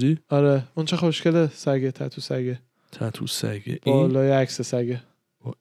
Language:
Persian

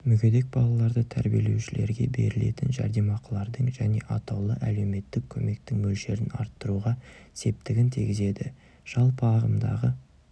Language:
Kazakh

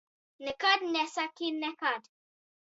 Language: Latvian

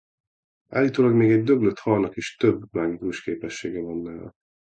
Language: Hungarian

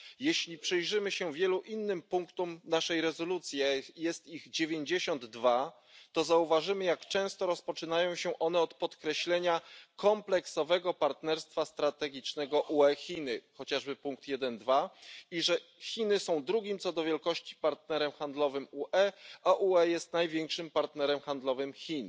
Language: Polish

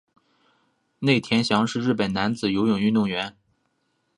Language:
Chinese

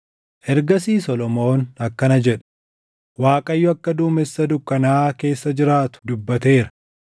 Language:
Oromo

